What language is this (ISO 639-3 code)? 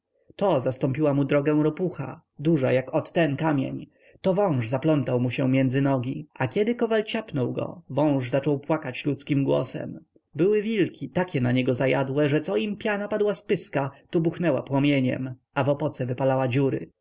pol